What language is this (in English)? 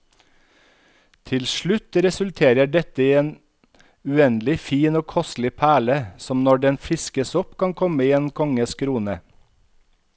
Norwegian